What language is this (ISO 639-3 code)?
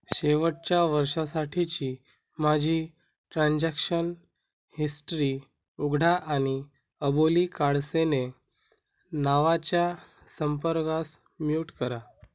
mar